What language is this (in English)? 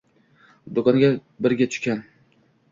Uzbek